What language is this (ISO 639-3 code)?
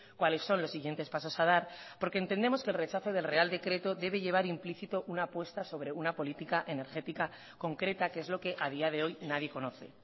spa